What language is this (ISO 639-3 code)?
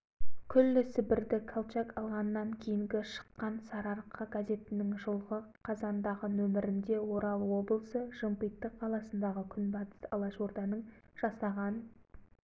kaz